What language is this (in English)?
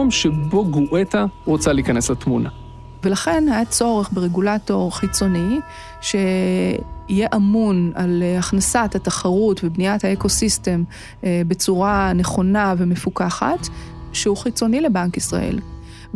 Hebrew